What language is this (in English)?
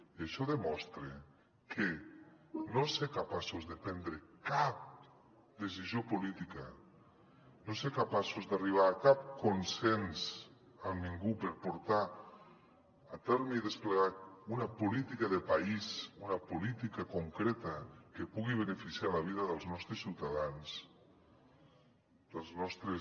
Catalan